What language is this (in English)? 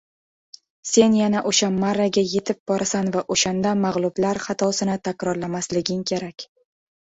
Uzbek